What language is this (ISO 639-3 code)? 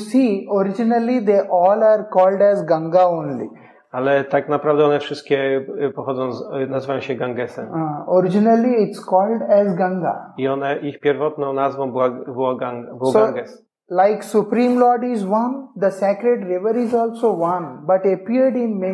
pol